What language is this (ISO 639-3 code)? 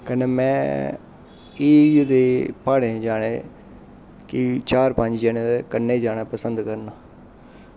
doi